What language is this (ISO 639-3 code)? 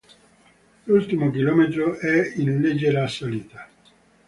ita